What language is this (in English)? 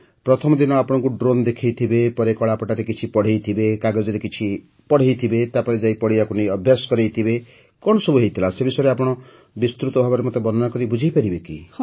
Odia